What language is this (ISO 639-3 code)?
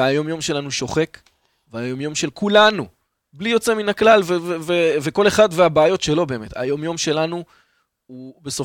heb